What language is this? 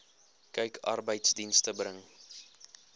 Afrikaans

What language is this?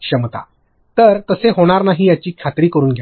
Marathi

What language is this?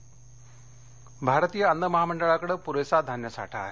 Marathi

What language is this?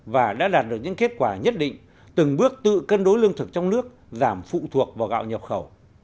Vietnamese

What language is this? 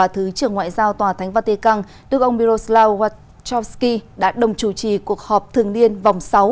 Vietnamese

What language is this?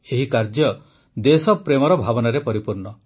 Odia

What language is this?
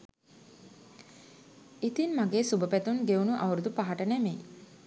Sinhala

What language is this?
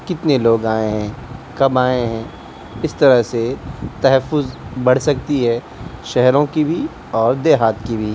Urdu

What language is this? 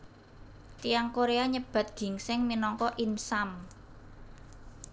Javanese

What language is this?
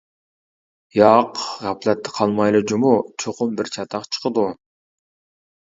Uyghur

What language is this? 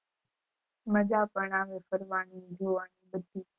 Gujarati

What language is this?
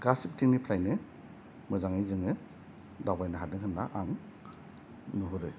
Bodo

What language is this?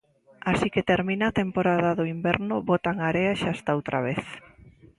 Galician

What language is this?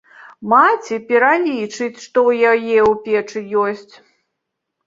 Belarusian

